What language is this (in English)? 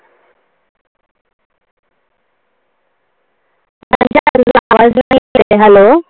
Marathi